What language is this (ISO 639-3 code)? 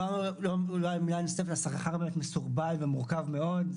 heb